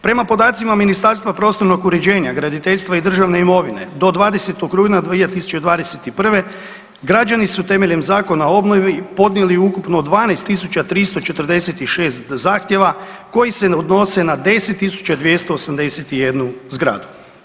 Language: Croatian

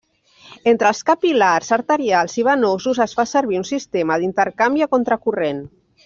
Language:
Catalan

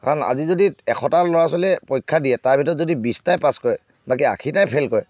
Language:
Assamese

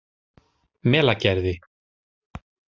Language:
Icelandic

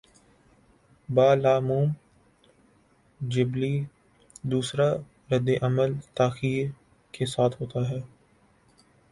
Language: Urdu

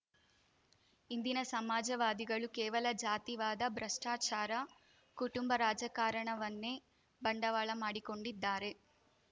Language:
Kannada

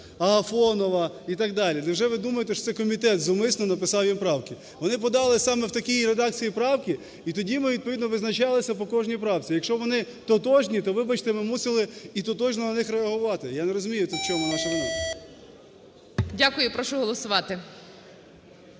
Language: Ukrainian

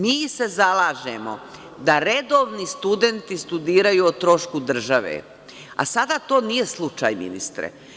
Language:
Serbian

